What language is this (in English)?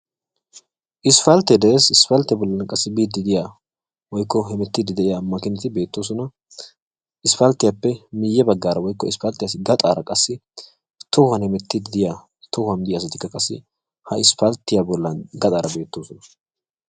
Wolaytta